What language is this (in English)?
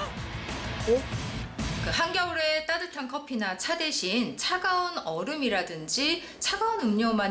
Korean